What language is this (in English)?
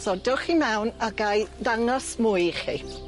Welsh